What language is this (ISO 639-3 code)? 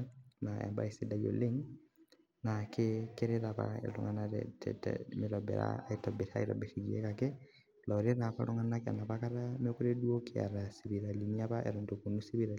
mas